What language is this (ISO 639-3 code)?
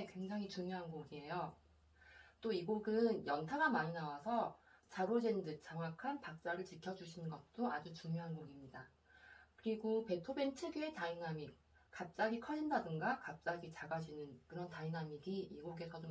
kor